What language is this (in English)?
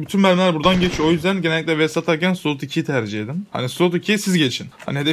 Turkish